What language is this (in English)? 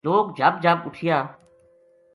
Gujari